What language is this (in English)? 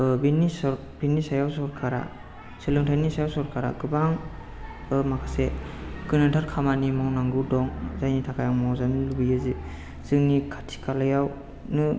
Bodo